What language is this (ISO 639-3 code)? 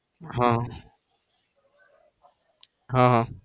guj